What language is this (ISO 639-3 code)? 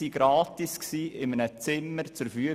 gsw